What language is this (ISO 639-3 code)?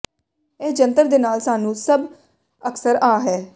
pan